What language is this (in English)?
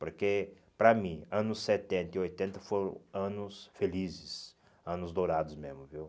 Portuguese